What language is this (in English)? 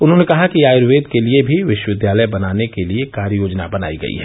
Hindi